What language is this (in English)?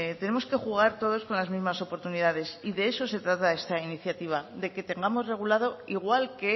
Spanish